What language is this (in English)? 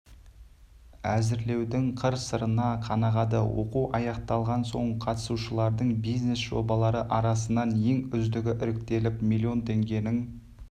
Kazakh